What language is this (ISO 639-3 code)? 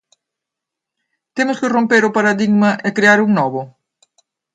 glg